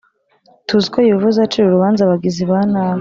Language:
Kinyarwanda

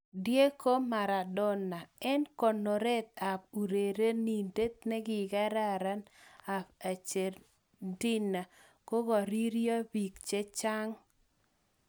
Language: Kalenjin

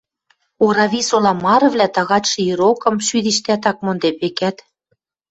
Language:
Western Mari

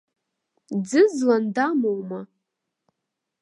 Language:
Abkhazian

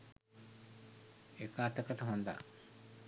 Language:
Sinhala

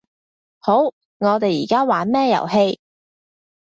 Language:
Cantonese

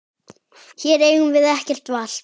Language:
Icelandic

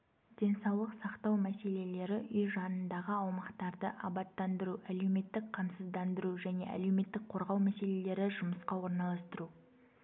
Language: Kazakh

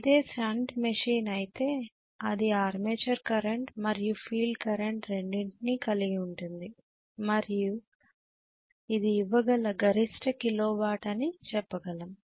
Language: Telugu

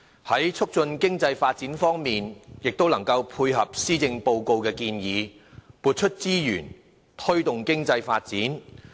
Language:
Cantonese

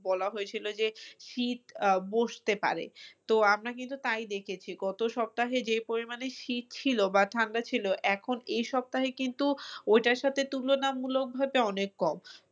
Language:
Bangla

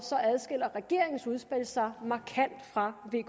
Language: Danish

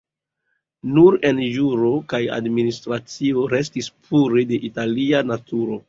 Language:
Esperanto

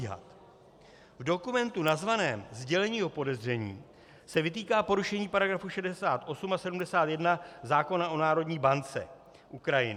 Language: Czech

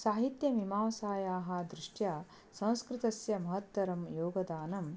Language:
Sanskrit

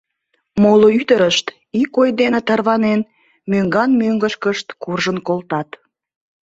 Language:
Mari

